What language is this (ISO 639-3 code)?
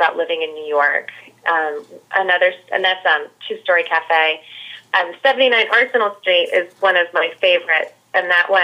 eng